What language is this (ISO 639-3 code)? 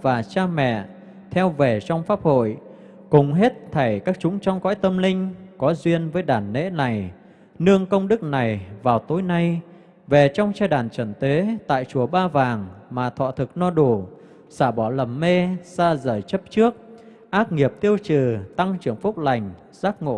vie